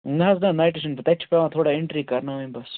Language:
Kashmiri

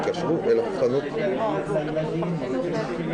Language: Hebrew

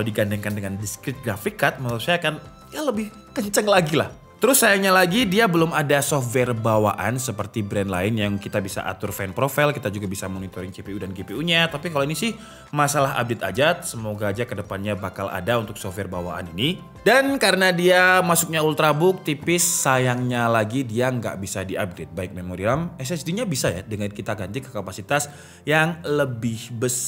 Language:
Indonesian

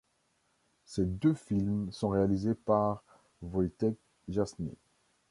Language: French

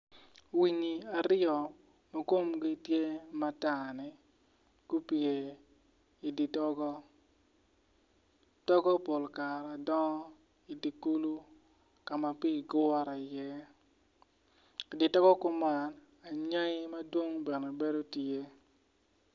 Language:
Acoli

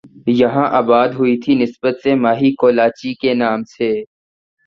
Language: Urdu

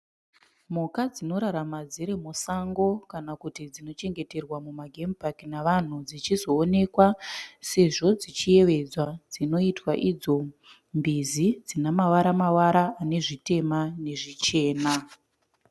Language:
Shona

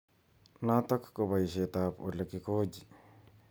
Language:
Kalenjin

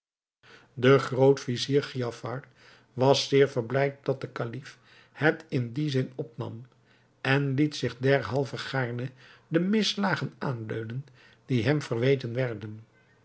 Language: Dutch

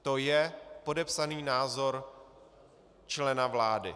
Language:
Czech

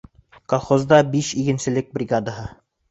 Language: Bashkir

